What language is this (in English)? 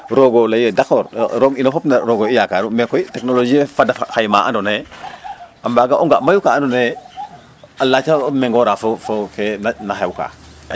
Serer